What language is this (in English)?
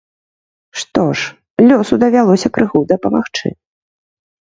Belarusian